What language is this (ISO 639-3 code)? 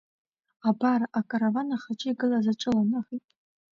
abk